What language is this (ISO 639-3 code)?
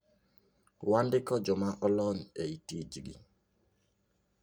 luo